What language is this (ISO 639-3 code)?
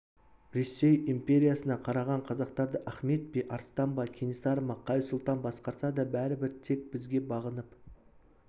kaz